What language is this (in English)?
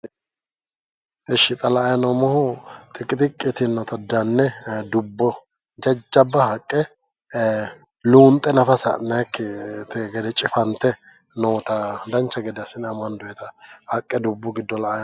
Sidamo